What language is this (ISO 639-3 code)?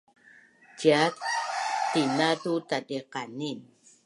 bnn